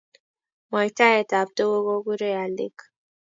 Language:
Kalenjin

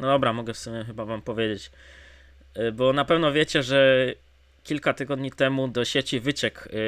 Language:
Polish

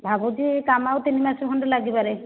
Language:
Odia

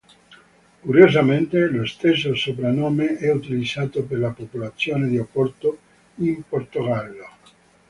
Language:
Italian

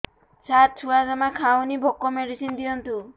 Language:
Odia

